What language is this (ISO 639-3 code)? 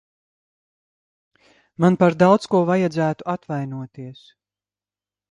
lav